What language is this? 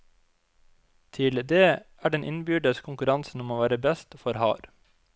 Norwegian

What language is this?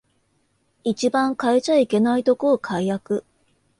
Japanese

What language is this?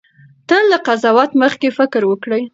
Pashto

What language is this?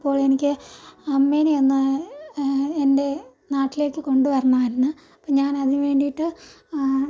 Malayalam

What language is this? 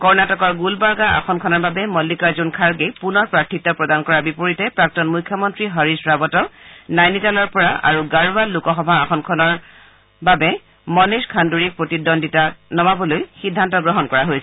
Assamese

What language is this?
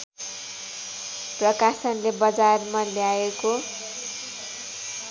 Nepali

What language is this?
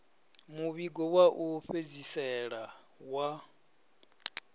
Venda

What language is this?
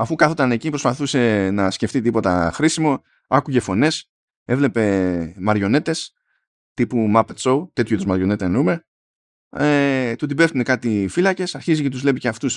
Greek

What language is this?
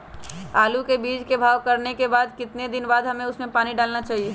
Magahi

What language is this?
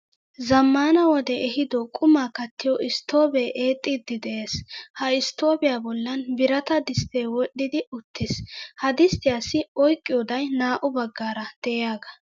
Wolaytta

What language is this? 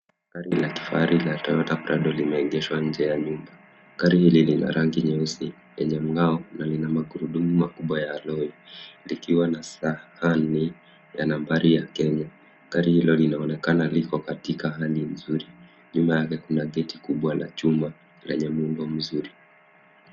Swahili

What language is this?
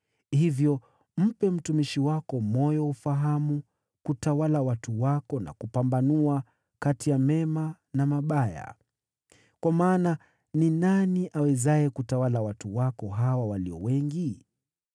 Swahili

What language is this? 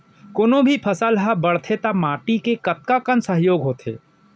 Chhattisgarhi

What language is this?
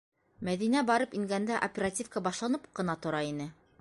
Bashkir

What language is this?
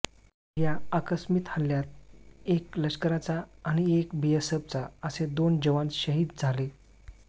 Marathi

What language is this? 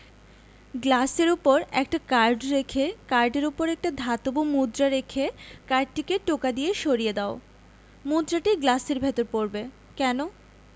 Bangla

